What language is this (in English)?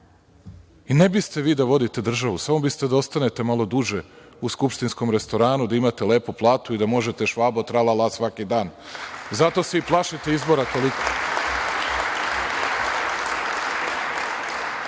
Serbian